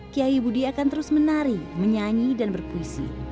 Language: Indonesian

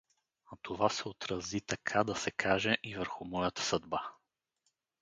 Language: Bulgarian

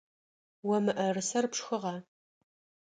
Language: Adyghe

